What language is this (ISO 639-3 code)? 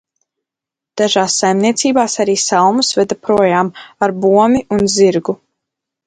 lav